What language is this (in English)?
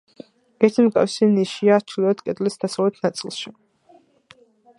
Georgian